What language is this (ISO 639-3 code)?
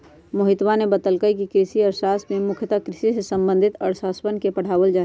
mag